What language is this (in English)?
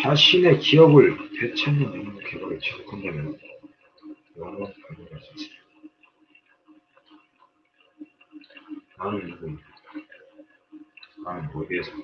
Korean